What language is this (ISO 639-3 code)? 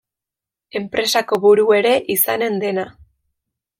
eus